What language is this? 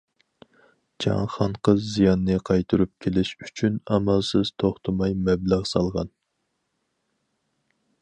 Uyghur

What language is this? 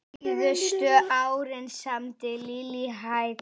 Icelandic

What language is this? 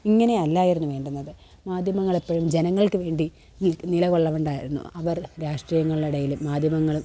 Malayalam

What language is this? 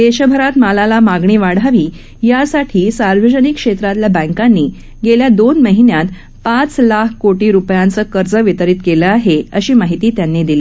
Marathi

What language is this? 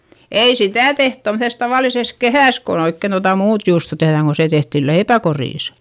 Finnish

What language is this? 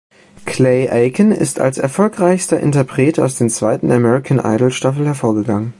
German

